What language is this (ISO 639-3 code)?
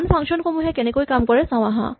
asm